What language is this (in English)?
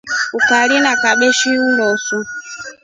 Rombo